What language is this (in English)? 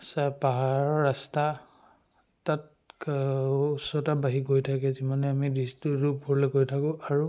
Assamese